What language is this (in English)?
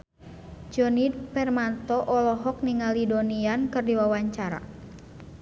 Sundanese